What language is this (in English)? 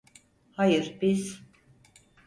Turkish